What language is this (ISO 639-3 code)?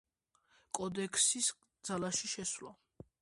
kat